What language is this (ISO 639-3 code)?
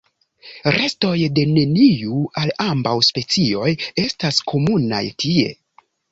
epo